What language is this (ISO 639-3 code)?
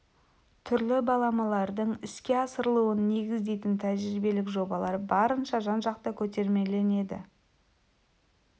kaz